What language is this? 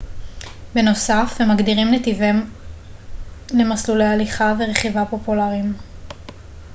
Hebrew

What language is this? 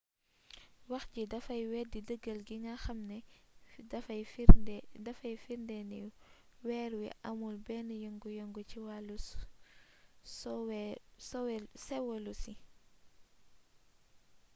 Wolof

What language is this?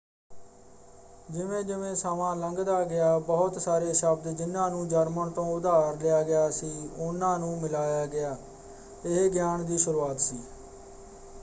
Punjabi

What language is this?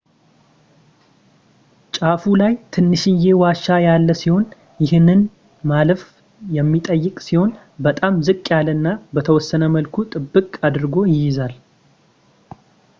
Amharic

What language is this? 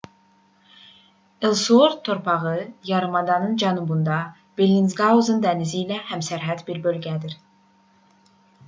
Azerbaijani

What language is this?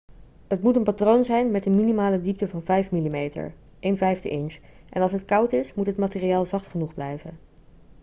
Dutch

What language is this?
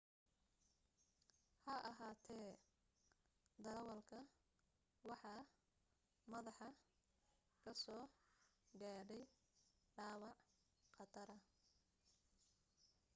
Somali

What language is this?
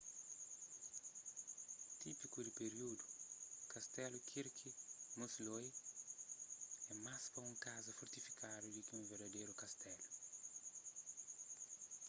Kabuverdianu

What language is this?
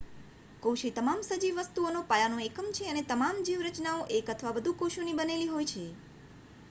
Gujarati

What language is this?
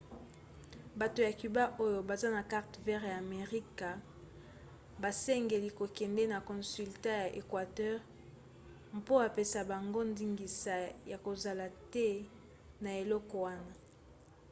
Lingala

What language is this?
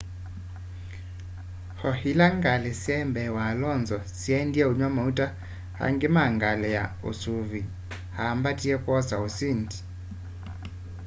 Kamba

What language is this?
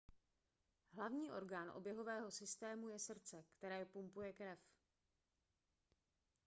Czech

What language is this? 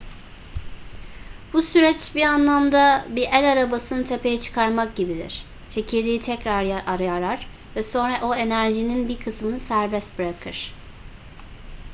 Turkish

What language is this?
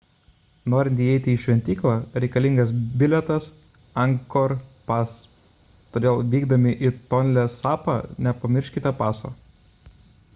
Lithuanian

